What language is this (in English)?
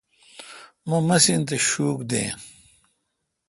Kalkoti